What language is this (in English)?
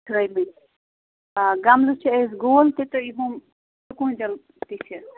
Kashmiri